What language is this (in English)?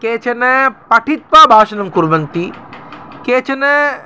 Sanskrit